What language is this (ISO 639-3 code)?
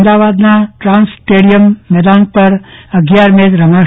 guj